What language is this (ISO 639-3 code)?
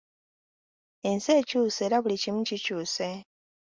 lug